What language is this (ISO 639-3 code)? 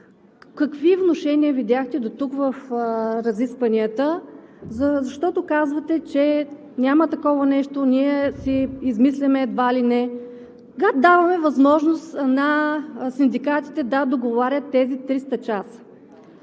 bul